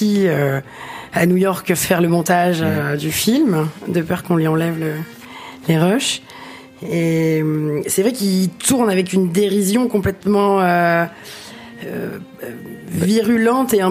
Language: French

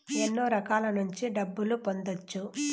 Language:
Telugu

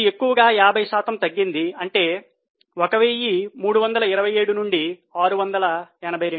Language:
Telugu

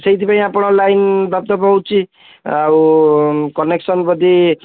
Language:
Odia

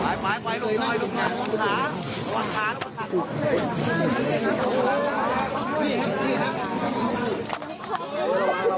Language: Thai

